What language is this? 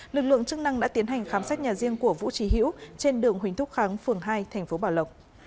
Vietnamese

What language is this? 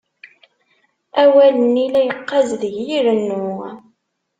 Kabyle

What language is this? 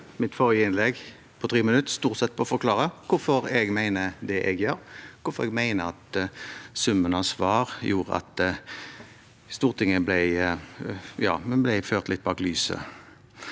Norwegian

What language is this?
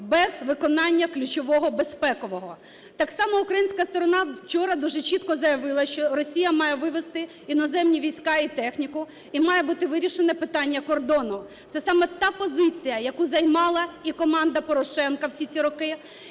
Ukrainian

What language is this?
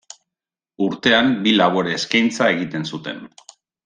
Basque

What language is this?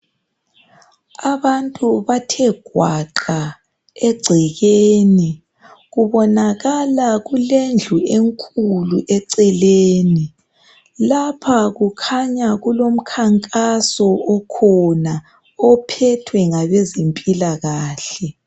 North Ndebele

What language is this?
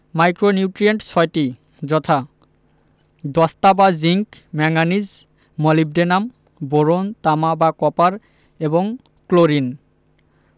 Bangla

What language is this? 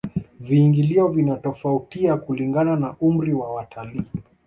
Swahili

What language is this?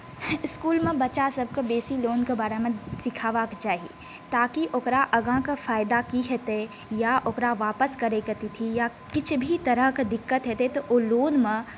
Maithili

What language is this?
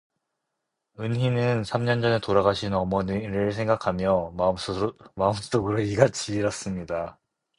Korean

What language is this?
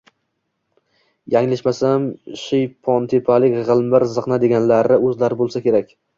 Uzbek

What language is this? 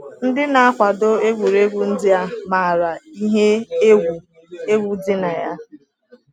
Igbo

